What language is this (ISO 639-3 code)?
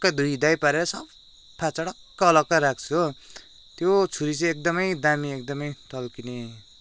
nep